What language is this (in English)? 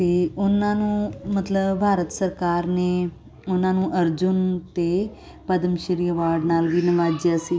Punjabi